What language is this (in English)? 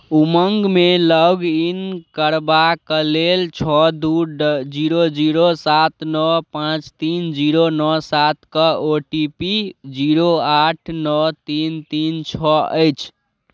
Maithili